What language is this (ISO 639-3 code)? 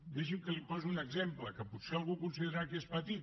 cat